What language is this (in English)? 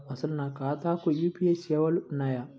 Telugu